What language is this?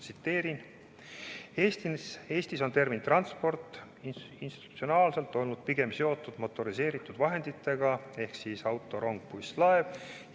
Estonian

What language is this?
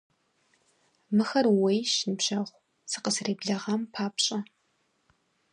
Kabardian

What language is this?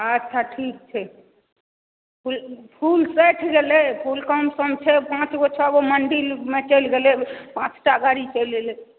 Maithili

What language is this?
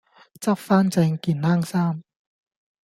Cantonese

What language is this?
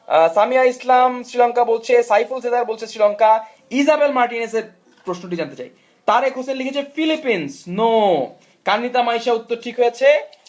Bangla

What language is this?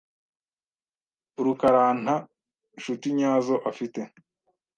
Kinyarwanda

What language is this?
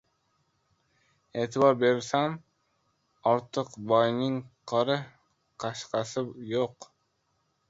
Uzbek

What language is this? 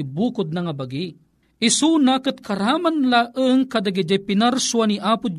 Filipino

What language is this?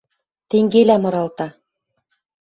Western Mari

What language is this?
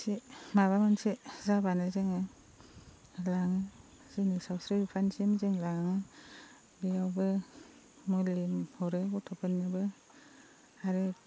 Bodo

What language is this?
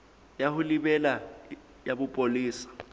Southern Sotho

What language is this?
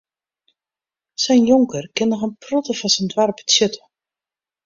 Western Frisian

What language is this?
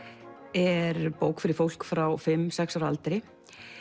Icelandic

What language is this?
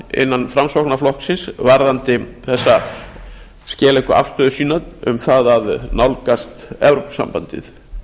Icelandic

